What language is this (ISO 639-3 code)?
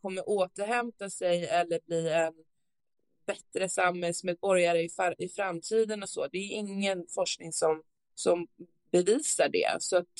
swe